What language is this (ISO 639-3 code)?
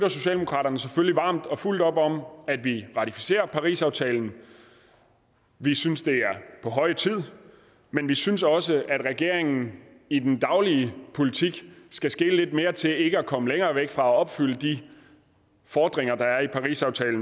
dan